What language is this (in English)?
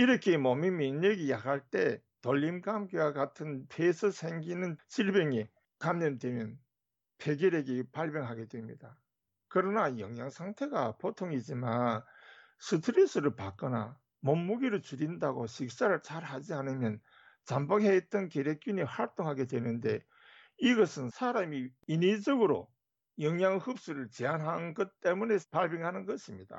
Korean